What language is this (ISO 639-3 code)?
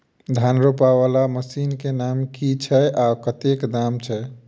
mai